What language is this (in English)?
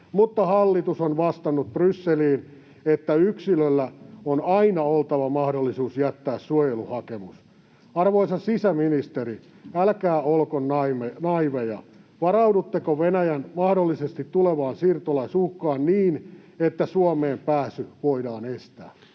Finnish